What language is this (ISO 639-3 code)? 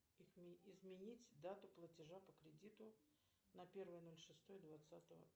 rus